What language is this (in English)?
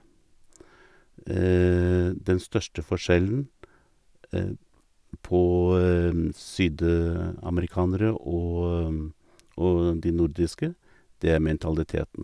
Norwegian